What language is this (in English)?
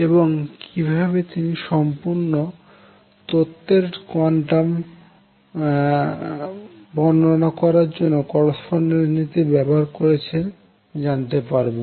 Bangla